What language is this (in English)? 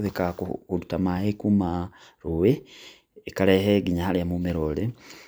Kikuyu